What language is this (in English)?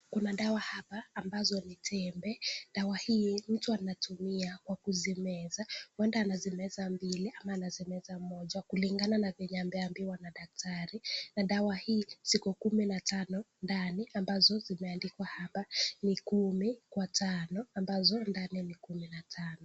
Swahili